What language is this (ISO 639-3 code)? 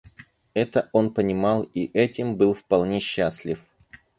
rus